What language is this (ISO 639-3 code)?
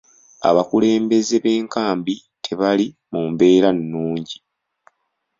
lug